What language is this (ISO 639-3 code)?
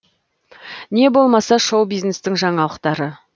kaz